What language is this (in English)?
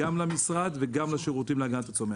Hebrew